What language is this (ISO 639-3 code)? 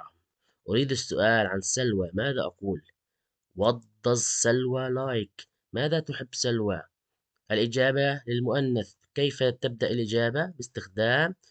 ara